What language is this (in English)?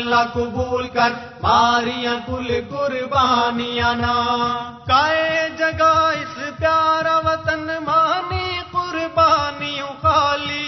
Urdu